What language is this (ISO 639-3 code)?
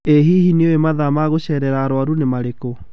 kik